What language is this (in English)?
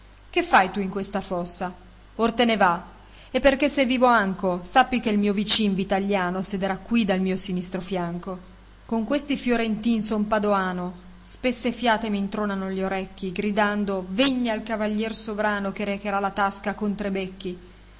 Italian